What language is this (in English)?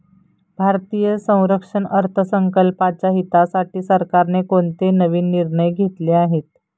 Marathi